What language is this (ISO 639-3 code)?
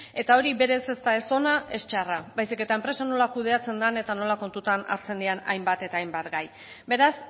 eus